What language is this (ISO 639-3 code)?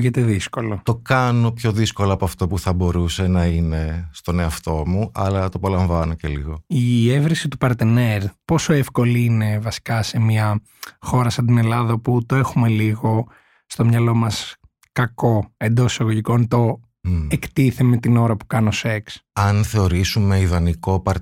ell